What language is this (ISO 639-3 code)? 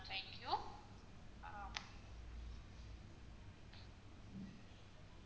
tam